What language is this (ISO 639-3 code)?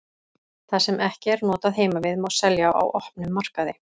isl